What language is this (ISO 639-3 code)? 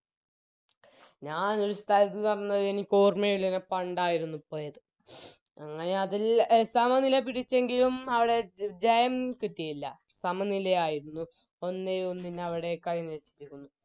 mal